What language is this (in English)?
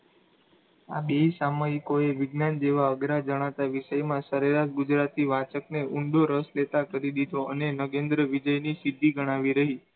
Gujarati